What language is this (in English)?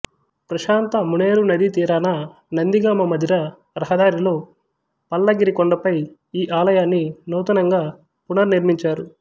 Telugu